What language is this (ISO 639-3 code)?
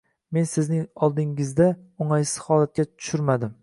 uzb